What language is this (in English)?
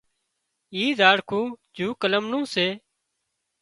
Wadiyara Koli